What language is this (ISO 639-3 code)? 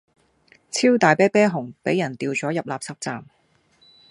yue